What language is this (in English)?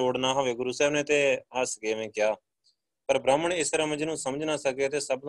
Punjabi